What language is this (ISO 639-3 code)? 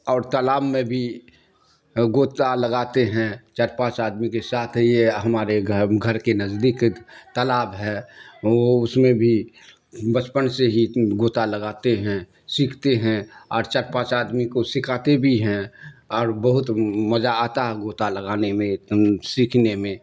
urd